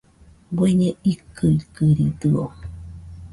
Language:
Nüpode Huitoto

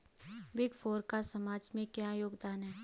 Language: Hindi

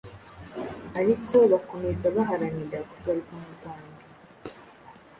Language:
Kinyarwanda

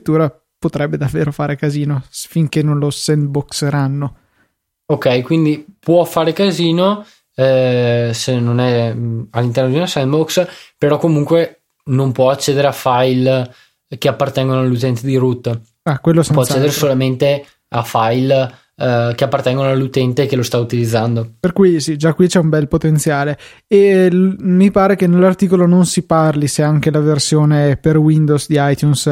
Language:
Italian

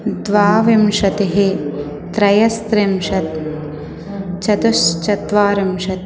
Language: Sanskrit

